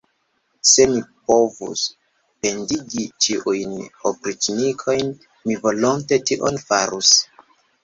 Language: Esperanto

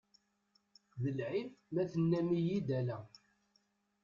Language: Kabyle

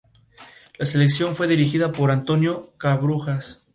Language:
Spanish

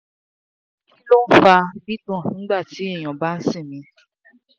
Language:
Yoruba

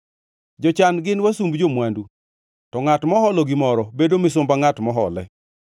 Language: Luo (Kenya and Tanzania)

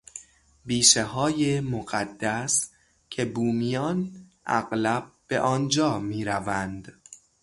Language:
Persian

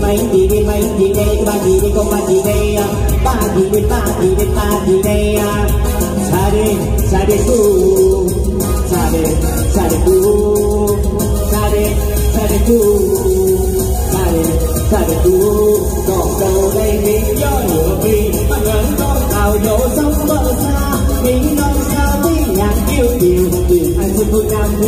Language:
Vietnamese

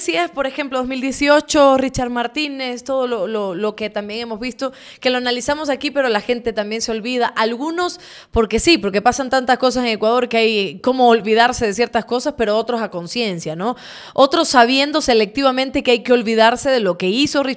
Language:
Spanish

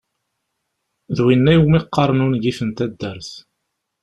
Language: Kabyle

